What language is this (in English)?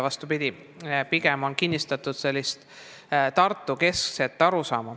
Estonian